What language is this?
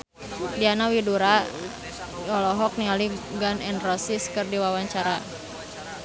Sundanese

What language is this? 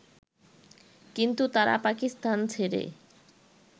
Bangla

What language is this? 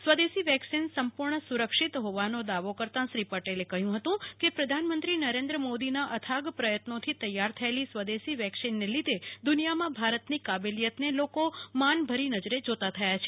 Gujarati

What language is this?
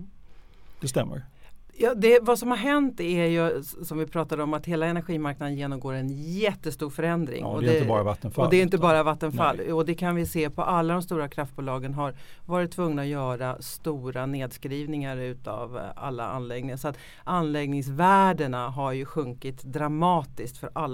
Swedish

